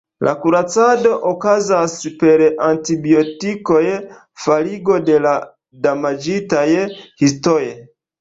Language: Esperanto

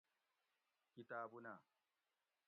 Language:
Gawri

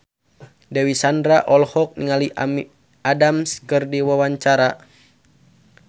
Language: Sundanese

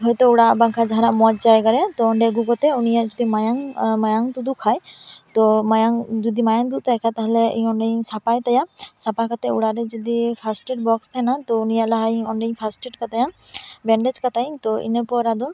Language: Santali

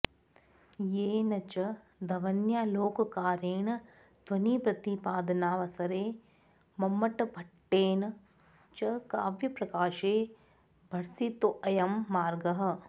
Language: Sanskrit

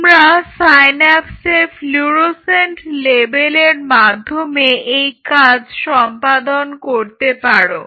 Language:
Bangla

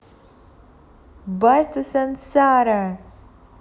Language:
Russian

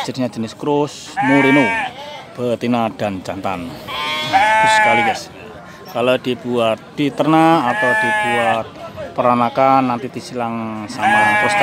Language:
Indonesian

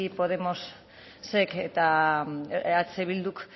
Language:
Basque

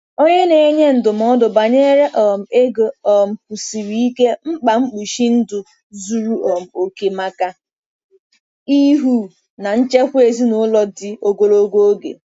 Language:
Igbo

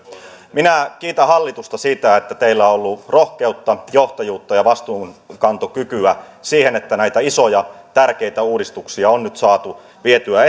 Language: Finnish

